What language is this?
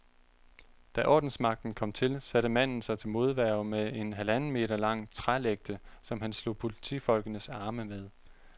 Danish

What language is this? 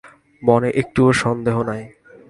Bangla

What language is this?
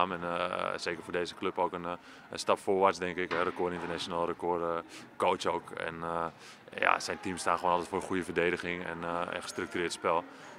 Dutch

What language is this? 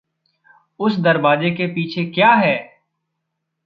Hindi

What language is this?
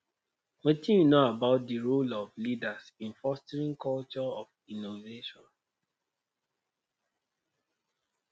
Nigerian Pidgin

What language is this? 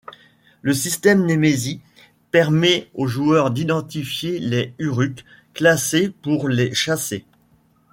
French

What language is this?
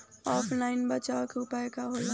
Bhojpuri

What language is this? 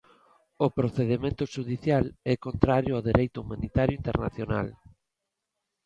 Galician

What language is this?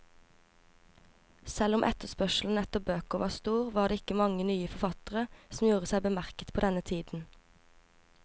Norwegian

